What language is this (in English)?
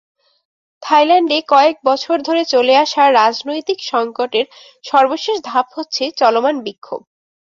Bangla